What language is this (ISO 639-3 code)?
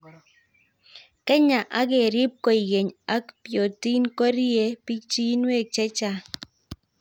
kln